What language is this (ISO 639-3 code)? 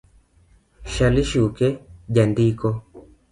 luo